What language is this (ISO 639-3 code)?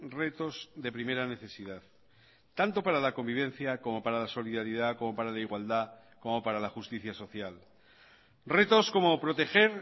spa